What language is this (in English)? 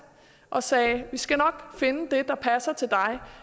Danish